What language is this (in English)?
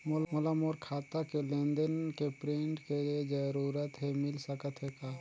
Chhattisgarhi